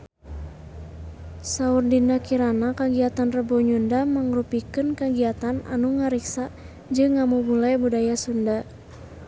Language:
Sundanese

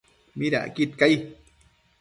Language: Matsés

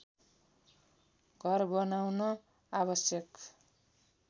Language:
Nepali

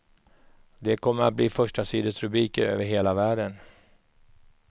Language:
Swedish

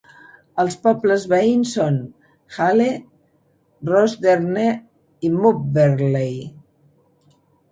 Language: Catalan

